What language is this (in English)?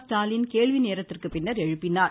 Tamil